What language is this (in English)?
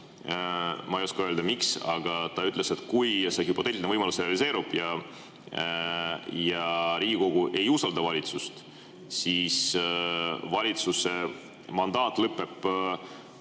Estonian